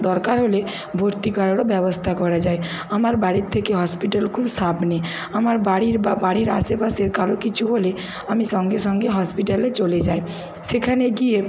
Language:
Bangla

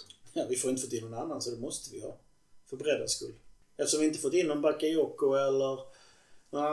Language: Swedish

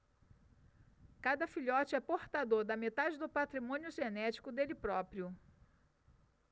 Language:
Portuguese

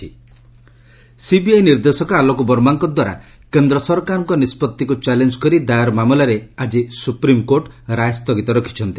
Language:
Odia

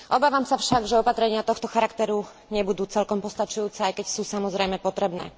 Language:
Slovak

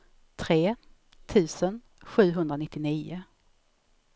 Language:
Swedish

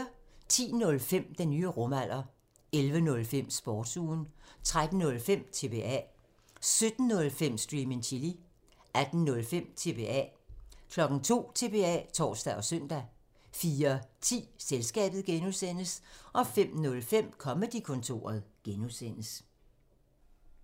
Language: Danish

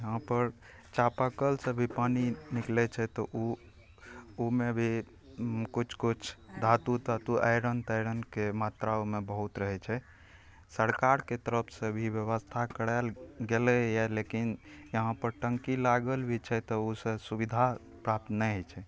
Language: Maithili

